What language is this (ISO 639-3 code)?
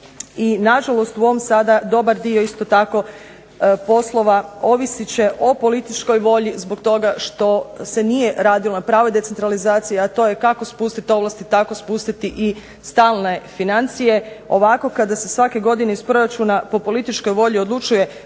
hrv